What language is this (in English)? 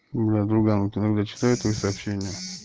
Russian